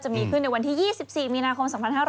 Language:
Thai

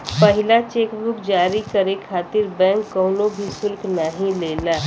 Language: Bhojpuri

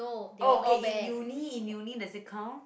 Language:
English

